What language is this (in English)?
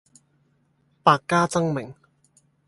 Cantonese